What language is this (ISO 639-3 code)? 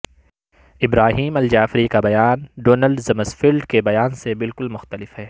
urd